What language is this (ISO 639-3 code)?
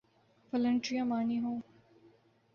urd